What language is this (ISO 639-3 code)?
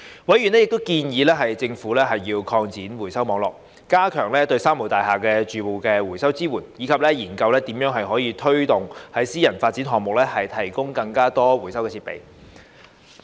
yue